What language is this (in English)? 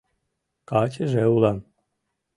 Mari